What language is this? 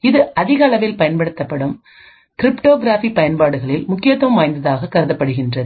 Tamil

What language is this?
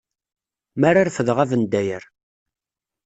Kabyle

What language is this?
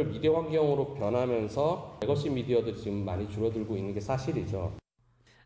Korean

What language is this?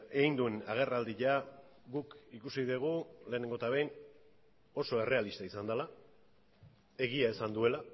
Basque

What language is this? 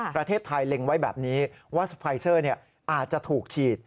Thai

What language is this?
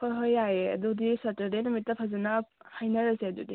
Manipuri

